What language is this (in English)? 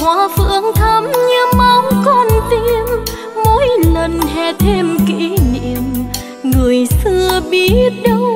Vietnamese